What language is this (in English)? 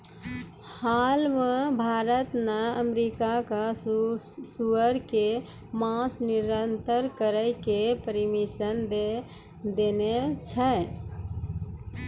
Maithili